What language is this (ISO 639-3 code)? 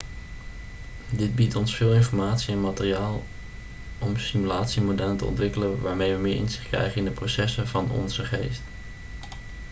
nld